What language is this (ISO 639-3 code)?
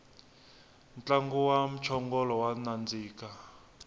tso